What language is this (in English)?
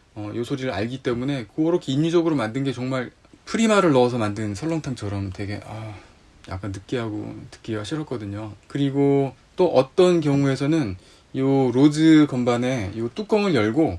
Korean